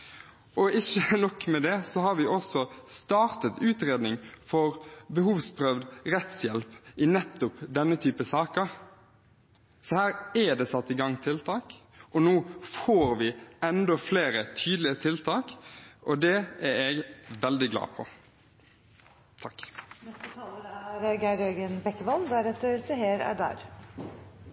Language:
Norwegian Bokmål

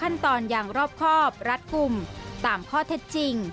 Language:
Thai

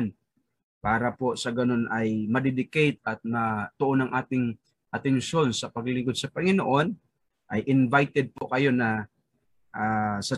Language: Filipino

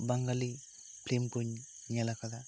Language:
Santali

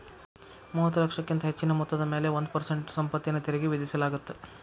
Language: Kannada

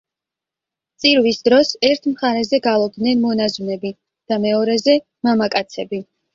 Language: Georgian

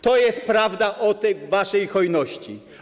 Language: Polish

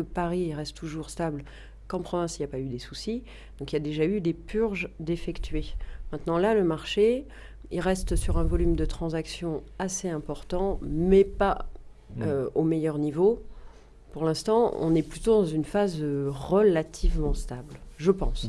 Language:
French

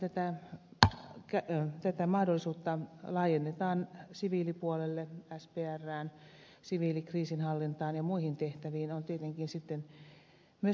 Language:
Finnish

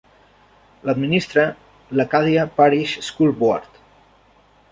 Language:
Catalan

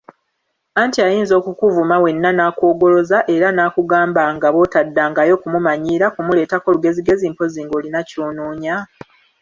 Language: Ganda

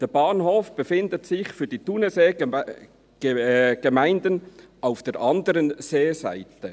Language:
Swiss German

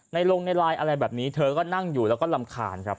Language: Thai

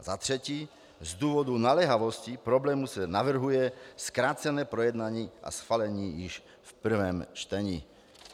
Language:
Czech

